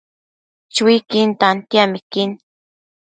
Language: Matsés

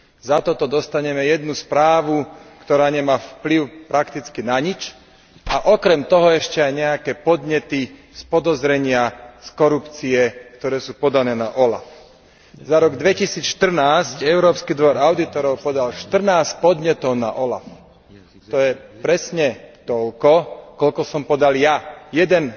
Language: Slovak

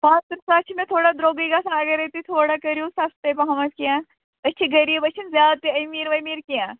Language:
Kashmiri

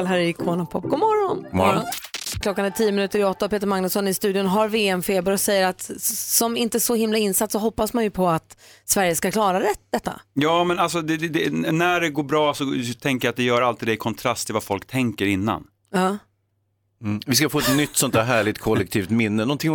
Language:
Swedish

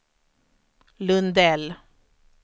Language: Swedish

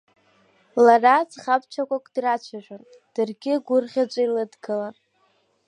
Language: Abkhazian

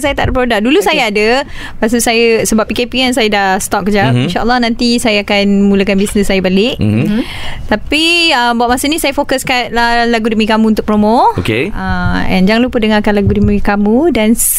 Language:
Malay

